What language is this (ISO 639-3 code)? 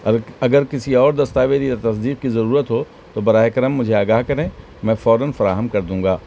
urd